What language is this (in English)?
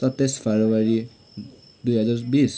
Nepali